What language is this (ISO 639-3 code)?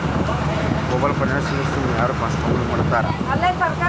kan